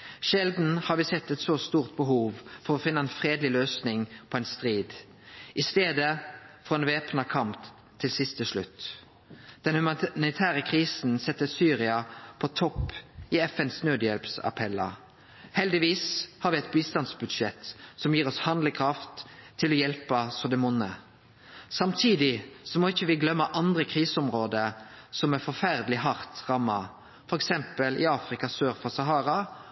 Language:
Norwegian Nynorsk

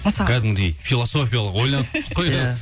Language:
Kazakh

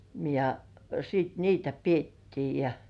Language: Finnish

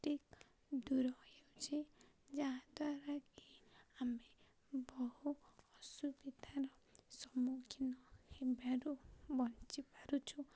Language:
Odia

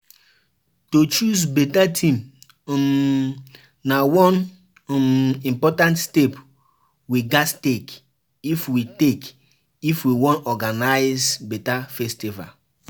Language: Nigerian Pidgin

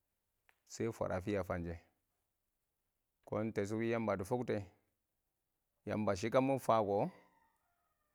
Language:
Awak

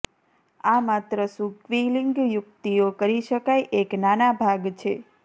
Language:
Gujarati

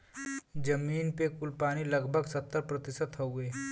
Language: Bhojpuri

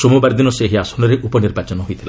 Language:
Odia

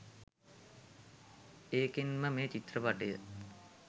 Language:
Sinhala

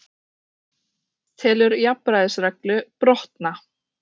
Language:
Icelandic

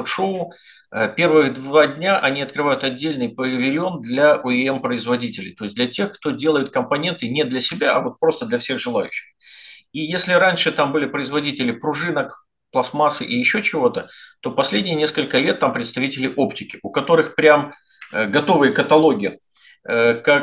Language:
Russian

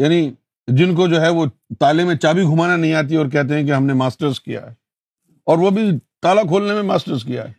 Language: Urdu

